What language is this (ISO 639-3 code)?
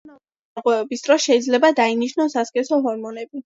kat